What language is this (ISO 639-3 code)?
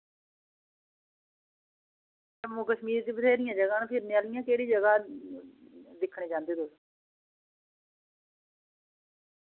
doi